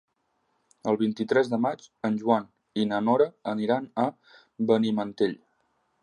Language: Catalan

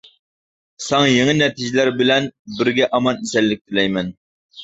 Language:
Uyghur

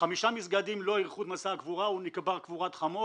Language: Hebrew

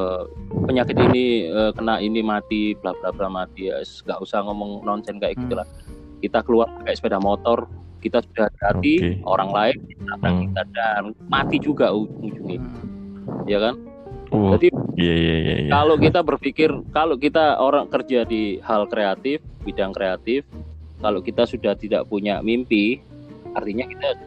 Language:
Indonesian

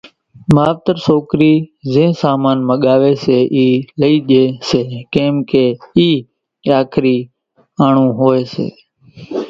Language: Kachi Koli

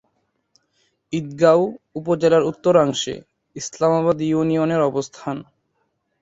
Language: Bangla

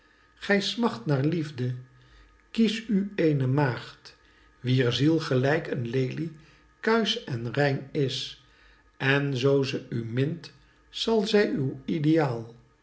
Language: Dutch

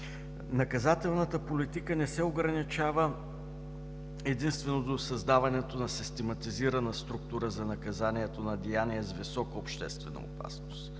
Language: Bulgarian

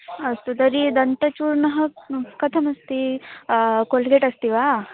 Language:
Sanskrit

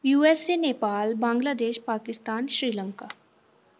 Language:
Dogri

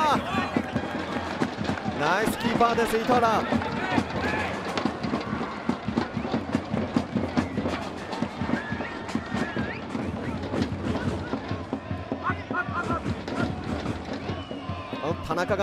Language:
Japanese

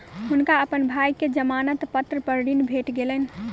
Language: Maithili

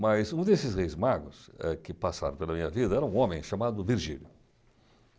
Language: Portuguese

